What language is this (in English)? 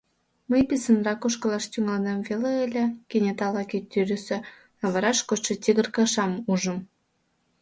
Mari